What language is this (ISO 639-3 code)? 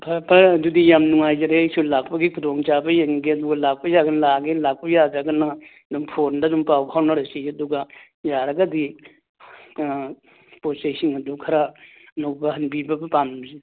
mni